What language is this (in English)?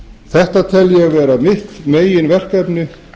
Icelandic